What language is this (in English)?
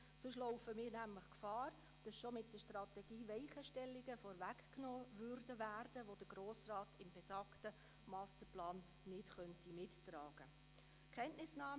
Swiss German